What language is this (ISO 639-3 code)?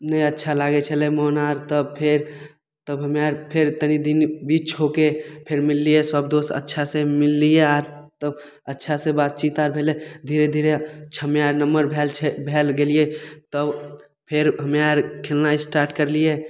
mai